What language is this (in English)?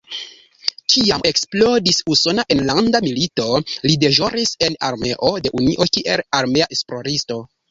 Esperanto